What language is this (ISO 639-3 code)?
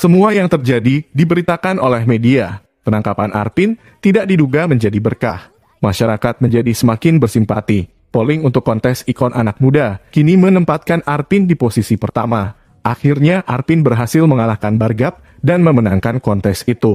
ind